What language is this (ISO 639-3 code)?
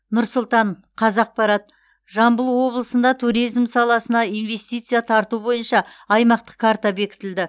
kaz